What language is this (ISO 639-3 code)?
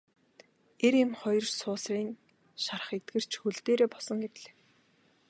mon